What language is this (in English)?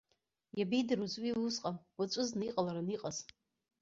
Abkhazian